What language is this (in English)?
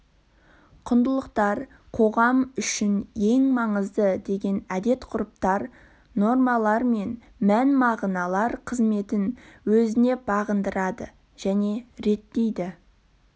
Kazakh